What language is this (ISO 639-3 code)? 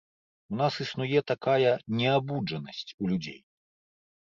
bel